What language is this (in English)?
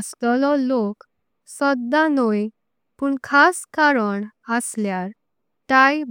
Konkani